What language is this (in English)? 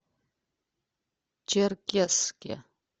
Russian